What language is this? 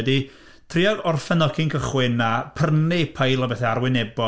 Welsh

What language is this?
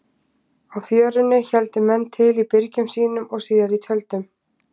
Icelandic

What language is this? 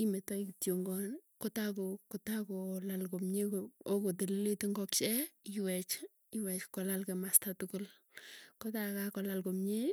Tugen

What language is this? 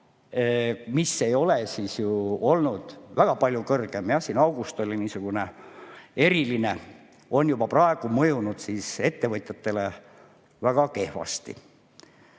Estonian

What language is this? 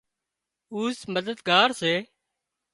Wadiyara Koli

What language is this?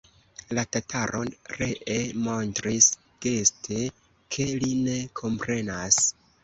Esperanto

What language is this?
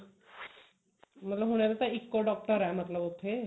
Punjabi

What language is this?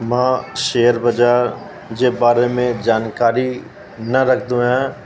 Sindhi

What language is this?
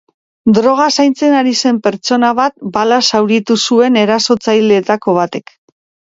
Basque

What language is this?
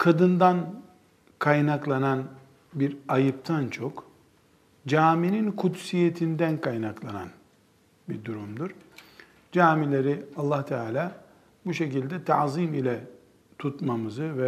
Turkish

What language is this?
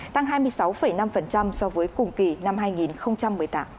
Vietnamese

